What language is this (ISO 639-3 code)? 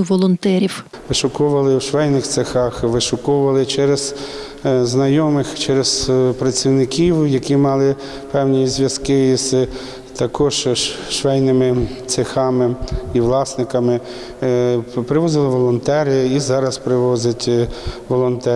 ukr